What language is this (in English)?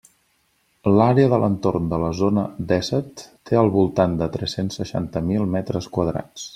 Catalan